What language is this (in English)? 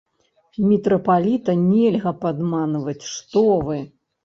Belarusian